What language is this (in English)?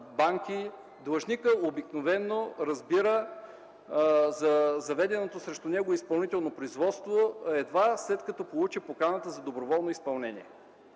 Bulgarian